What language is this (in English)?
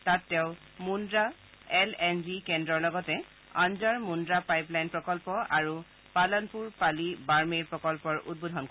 Assamese